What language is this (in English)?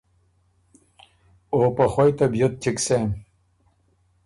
Ormuri